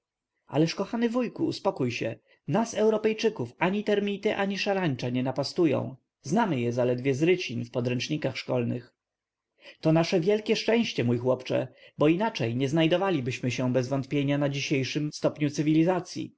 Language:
Polish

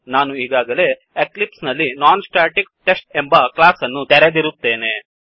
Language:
Kannada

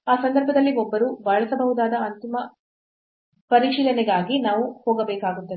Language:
Kannada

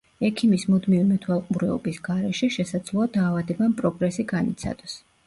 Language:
Georgian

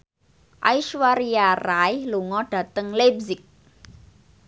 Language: Javanese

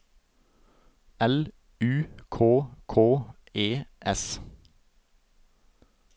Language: Norwegian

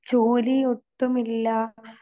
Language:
Malayalam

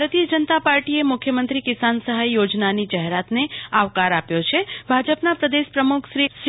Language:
Gujarati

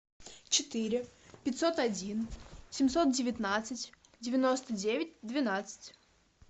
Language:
Russian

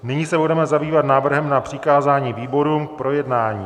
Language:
Czech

